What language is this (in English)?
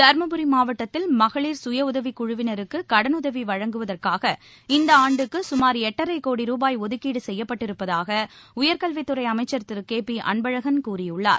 Tamil